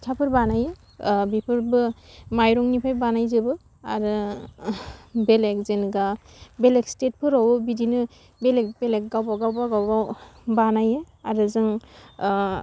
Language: Bodo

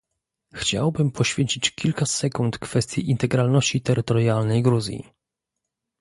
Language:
Polish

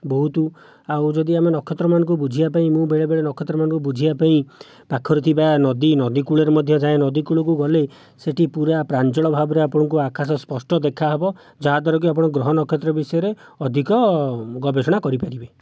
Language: Odia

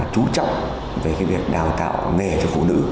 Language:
Vietnamese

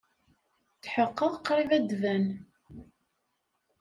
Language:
Kabyle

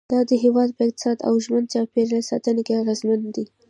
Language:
Pashto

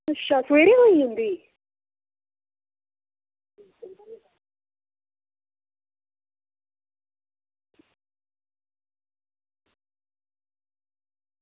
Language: Dogri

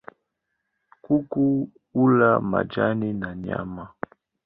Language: Swahili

